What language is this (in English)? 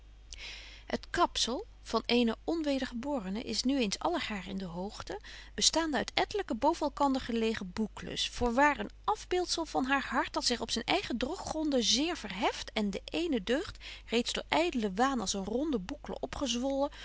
Dutch